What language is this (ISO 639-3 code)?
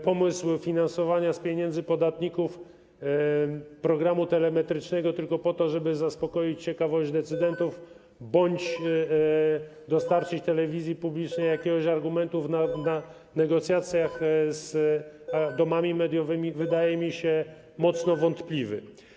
pol